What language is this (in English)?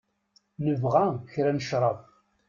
Kabyle